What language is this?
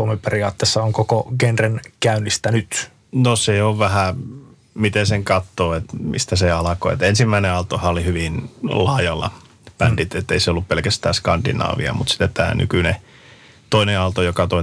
Finnish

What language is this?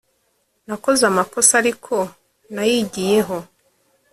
Kinyarwanda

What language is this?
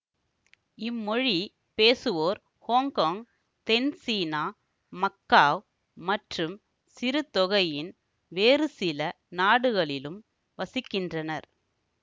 Tamil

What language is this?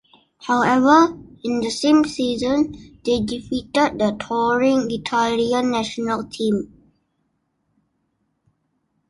English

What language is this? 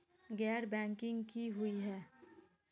Magahi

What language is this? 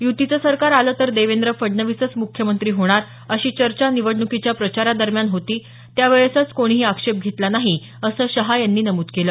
Marathi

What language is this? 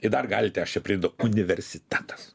Lithuanian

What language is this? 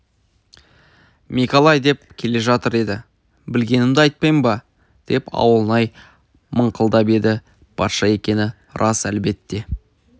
Kazakh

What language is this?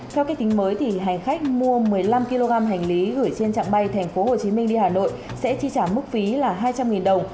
Vietnamese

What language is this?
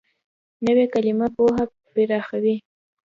Pashto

